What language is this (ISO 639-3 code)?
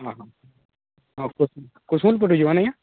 ori